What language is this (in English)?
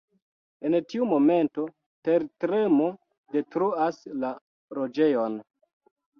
Esperanto